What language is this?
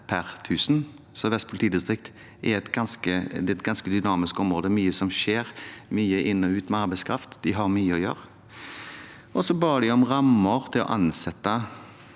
Norwegian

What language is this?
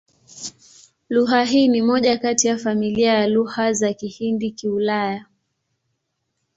Swahili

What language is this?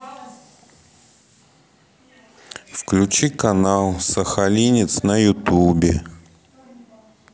Russian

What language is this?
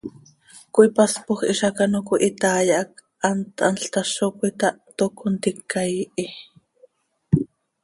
Seri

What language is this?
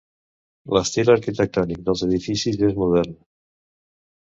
Catalan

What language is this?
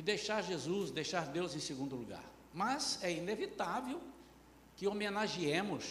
Portuguese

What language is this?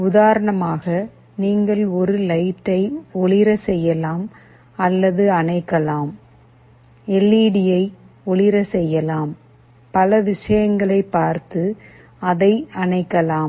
Tamil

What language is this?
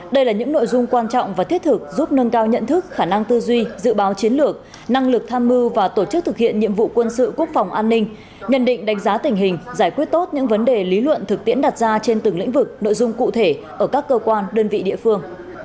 Vietnamese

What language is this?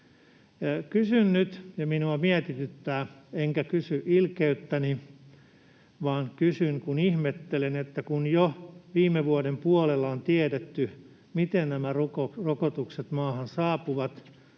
Finnish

